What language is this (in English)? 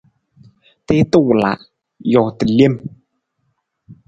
Nawdm